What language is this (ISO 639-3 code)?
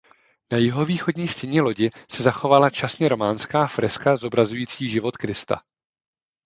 ces